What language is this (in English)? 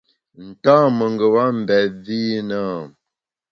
Bamun